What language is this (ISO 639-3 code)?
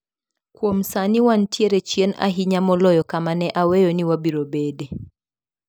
luo